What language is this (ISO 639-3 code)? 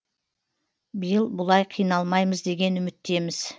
kaz